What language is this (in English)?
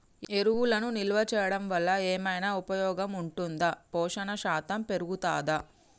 Telugu